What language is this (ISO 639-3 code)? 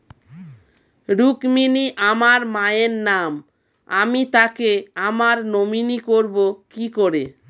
ben